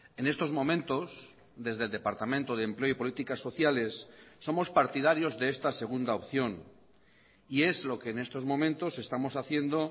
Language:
Spanish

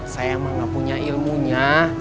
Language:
Indonesian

